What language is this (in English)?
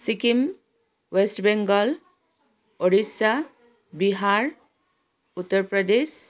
Nepali